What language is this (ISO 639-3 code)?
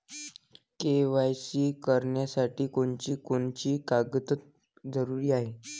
mar